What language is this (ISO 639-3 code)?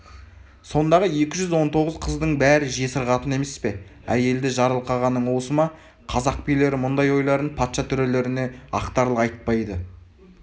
kaz